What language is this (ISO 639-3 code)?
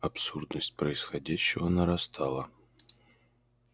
rus